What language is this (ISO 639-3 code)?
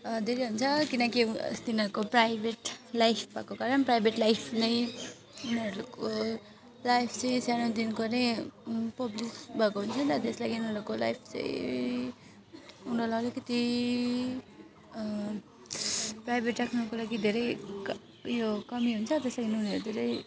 nep